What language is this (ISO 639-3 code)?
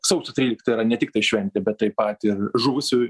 lit